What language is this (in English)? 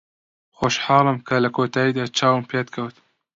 Central Kurdish